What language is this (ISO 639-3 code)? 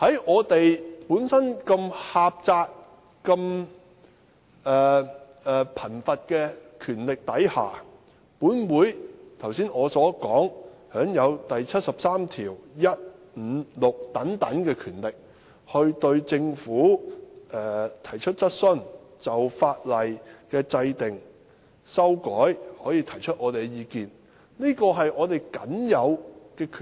yue